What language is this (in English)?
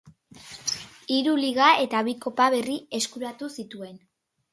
Basque